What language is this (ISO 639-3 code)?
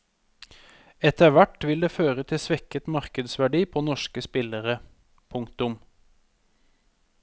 nor